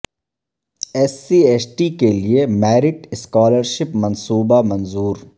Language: Urdu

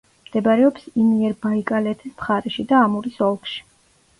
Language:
Georgian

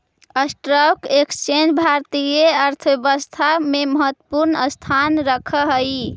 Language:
Magahi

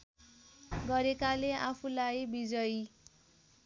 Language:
Nepali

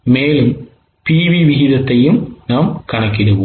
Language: Tamil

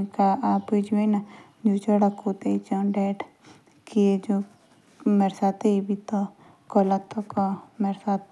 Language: Jaunsari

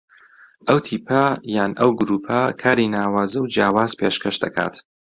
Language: Central Kurdish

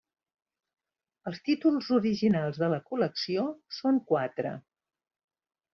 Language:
Catalan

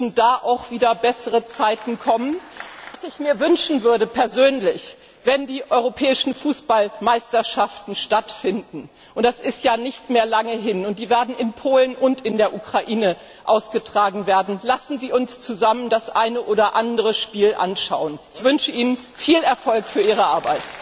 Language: German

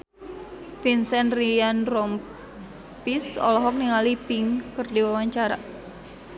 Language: Sundanese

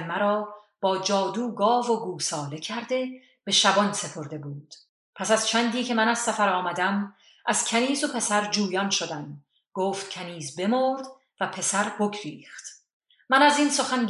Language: Persian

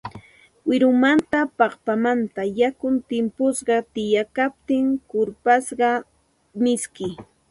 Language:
Santa Ana de Tusi Pasco Quechua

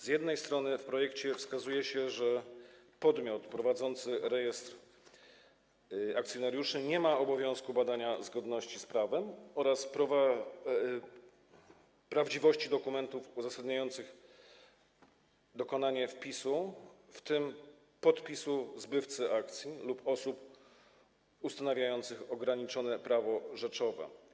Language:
Polish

